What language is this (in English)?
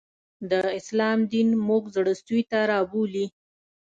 Pashto